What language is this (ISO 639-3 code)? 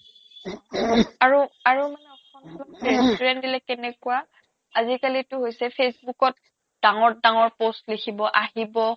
asm